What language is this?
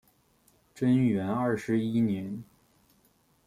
Chinese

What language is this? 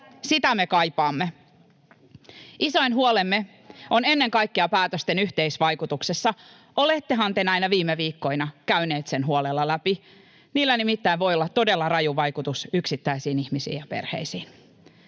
Finnish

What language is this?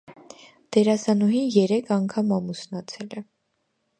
Armenian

